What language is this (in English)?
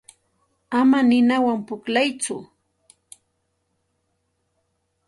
Santa Ana de Tusi Pasco Quechua